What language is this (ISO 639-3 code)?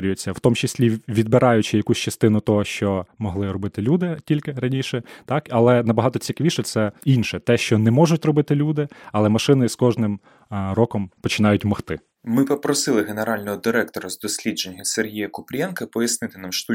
ukr